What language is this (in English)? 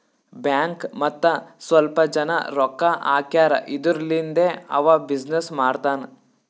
Kannada